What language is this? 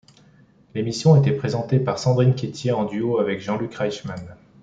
French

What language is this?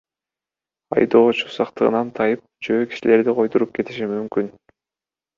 Kyrgyz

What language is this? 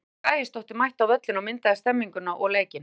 Icelandic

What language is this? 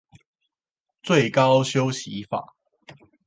Chinese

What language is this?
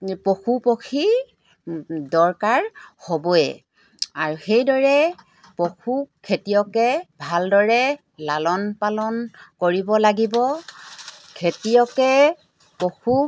Assamese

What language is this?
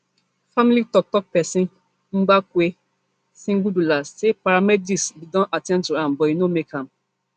Nigerian Pidgin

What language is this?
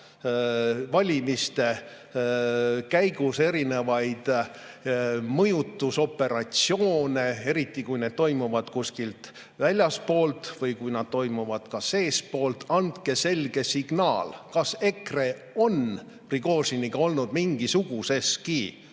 Estonian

